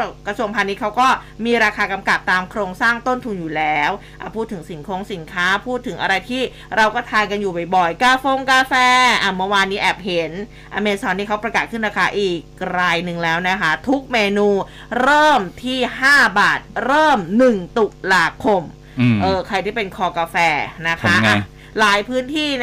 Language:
Thai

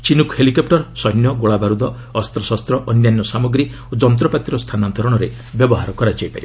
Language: Odia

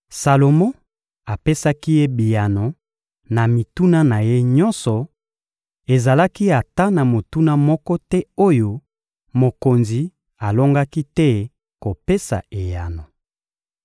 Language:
Lingala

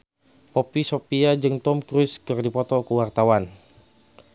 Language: Sundanese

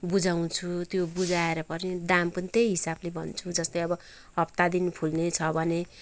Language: Nepali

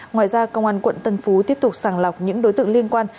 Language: Vietnamese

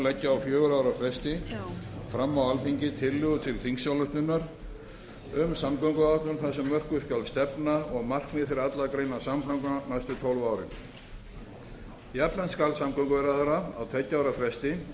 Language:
Icelandic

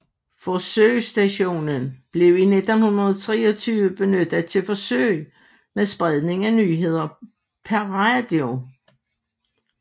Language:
Danish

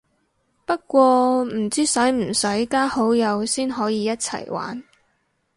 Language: Cantonese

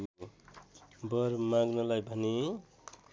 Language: Nepali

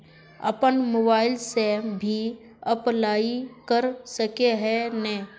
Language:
Magahi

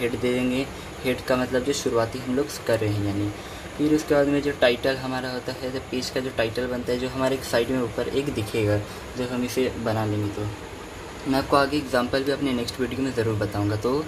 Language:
Hindi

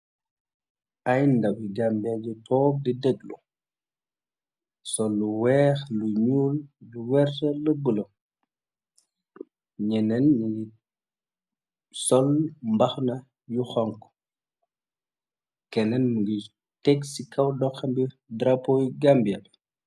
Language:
Wolof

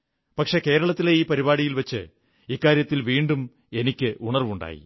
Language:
Malayalam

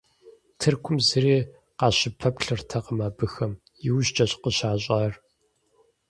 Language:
Kabardian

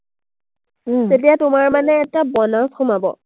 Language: Assamese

